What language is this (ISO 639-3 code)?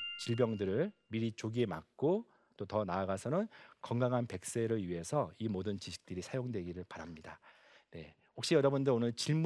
kor